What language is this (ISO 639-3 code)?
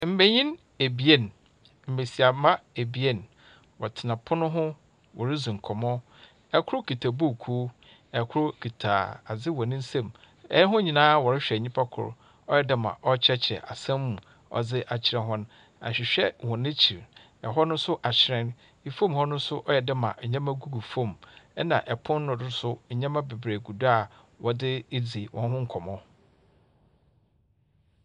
aka